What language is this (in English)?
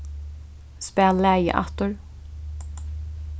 Faroese